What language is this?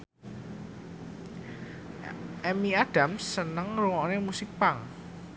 Javanese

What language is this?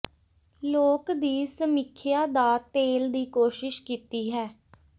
Punjabi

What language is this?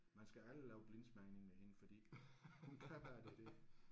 Danish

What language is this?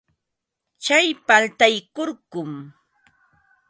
Ambo-Pasco Quechua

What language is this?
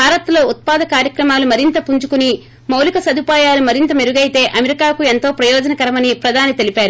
Telugu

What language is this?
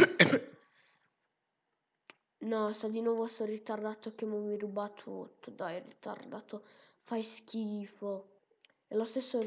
Italian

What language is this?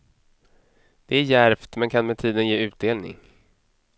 Swedish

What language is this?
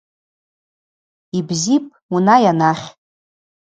Abaza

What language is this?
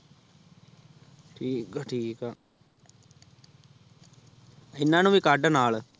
Punjabi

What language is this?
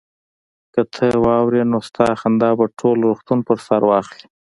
Pashto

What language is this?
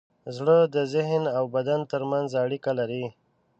Pashto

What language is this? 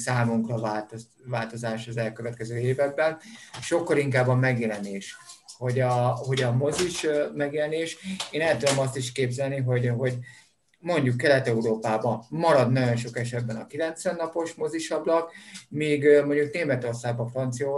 Hungarian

